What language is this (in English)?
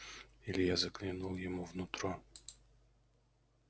Russian